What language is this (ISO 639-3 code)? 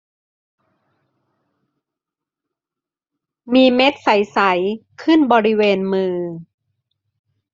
tha